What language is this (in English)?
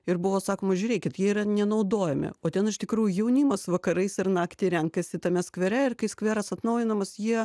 Lithuanian